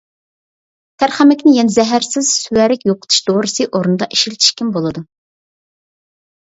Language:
Uyghur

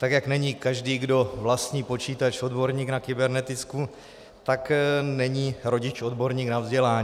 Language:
Czech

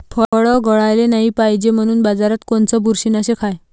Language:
Marathi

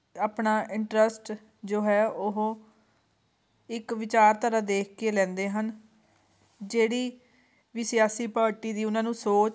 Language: Punjabi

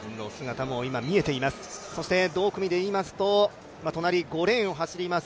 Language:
Japanese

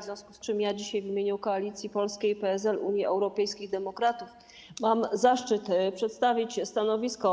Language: Polish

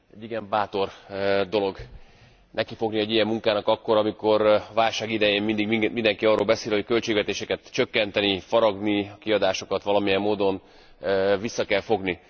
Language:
Hungarian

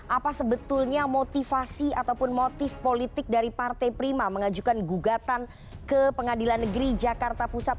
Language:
Indonesian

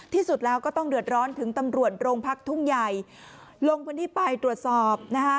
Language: Thai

